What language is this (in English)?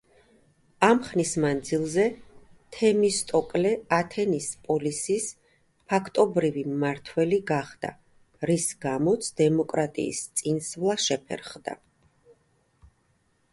Georgian